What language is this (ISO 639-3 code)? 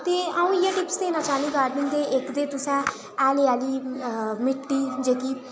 doi